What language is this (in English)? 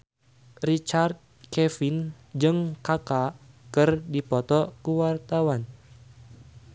Sundanese